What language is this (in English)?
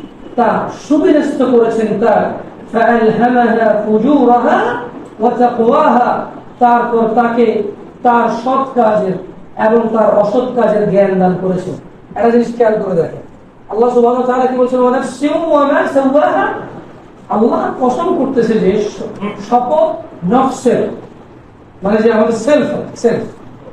Arabic